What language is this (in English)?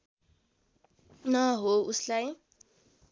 Nepali